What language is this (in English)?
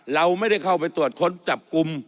Thai